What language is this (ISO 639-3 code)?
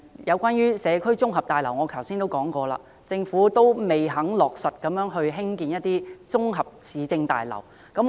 yue